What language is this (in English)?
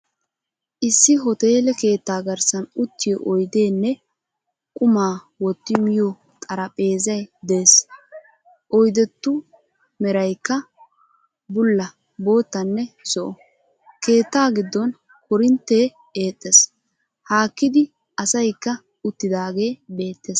Wolaytta